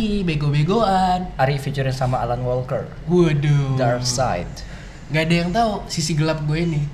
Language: Indonesian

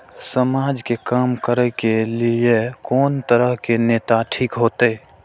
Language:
Maithili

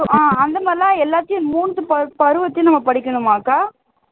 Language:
Tamil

